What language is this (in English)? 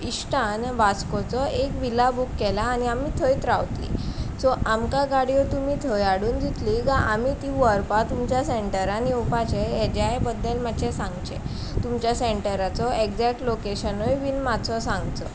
Konkani